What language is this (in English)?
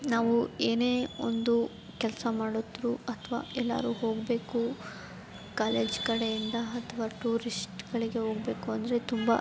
Kannada